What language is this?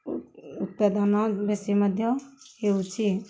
Odia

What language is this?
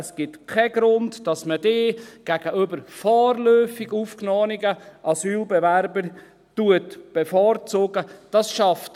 Swiss German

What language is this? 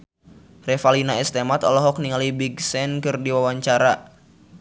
Sundanese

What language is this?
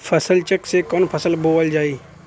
Bhojpuri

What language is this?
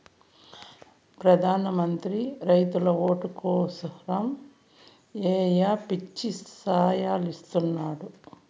Telugu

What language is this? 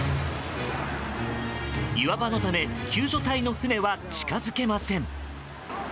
Japanese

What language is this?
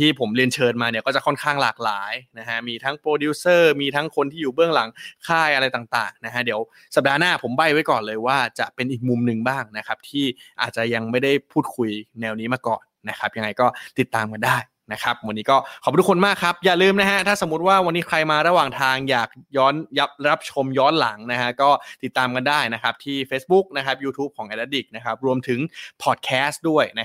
Thai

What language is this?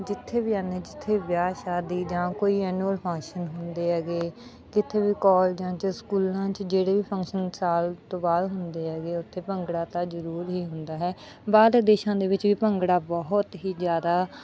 Punjabi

